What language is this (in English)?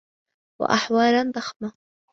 Arabic